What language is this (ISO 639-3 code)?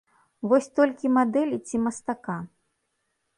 bel